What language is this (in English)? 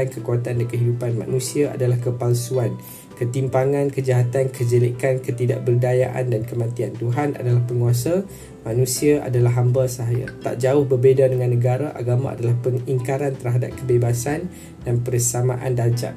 Malay